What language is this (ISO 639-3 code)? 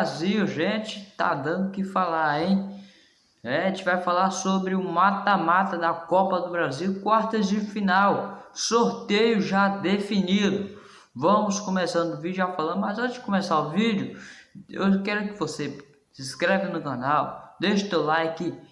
por